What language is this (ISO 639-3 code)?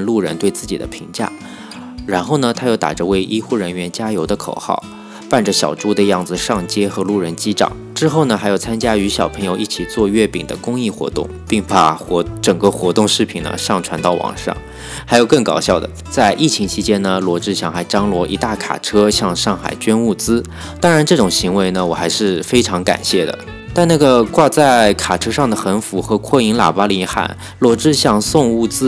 zho